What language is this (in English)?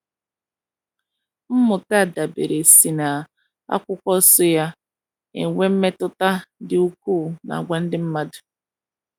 Igbo